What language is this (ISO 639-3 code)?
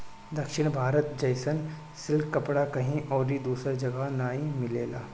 bho